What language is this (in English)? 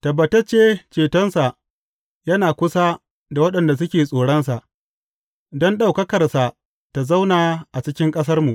Hausa